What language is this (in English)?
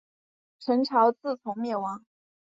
Chinese